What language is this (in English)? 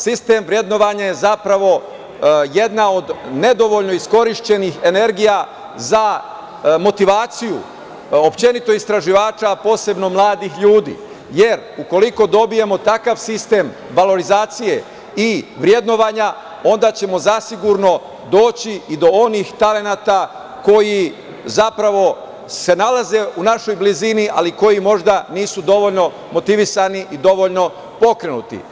Serbian